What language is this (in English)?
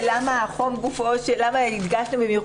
Hebrew